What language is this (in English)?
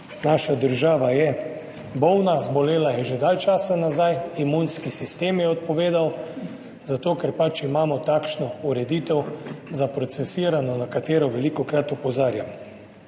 Slovenian